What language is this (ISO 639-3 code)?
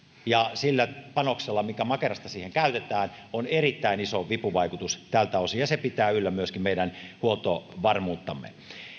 fin